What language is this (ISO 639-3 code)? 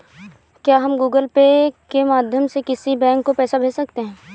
hin